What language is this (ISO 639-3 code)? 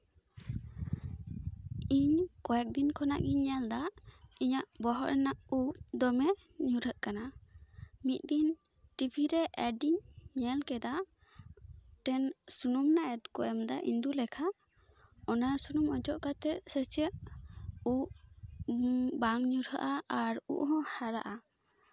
sat